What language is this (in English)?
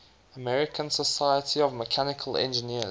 English